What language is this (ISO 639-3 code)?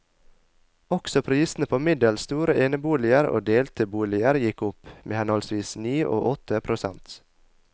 nor